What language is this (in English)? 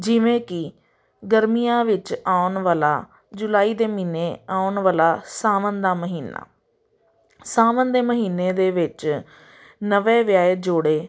Punjabi